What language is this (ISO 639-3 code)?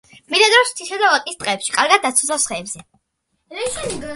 kat